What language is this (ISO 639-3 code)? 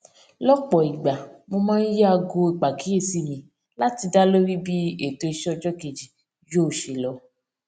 yor